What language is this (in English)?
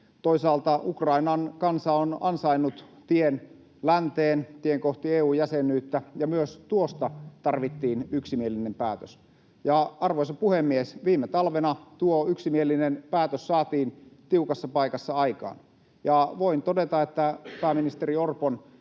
Finnish